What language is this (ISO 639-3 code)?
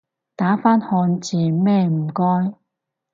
yue